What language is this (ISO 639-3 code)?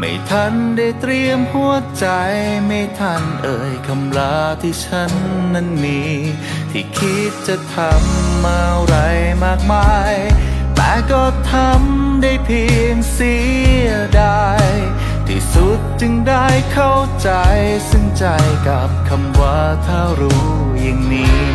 tha